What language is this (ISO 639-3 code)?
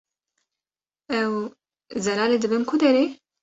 kur